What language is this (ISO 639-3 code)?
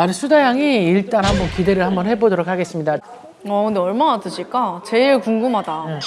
kor